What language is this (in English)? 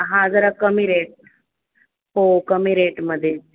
Marathi